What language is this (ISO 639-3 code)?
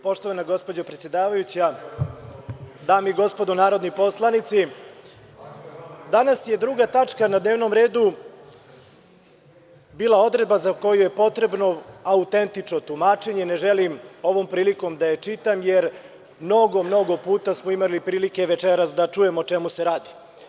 srp